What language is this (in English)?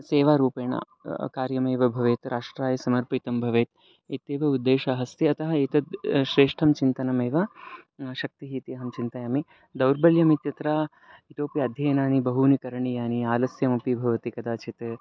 Sanskrit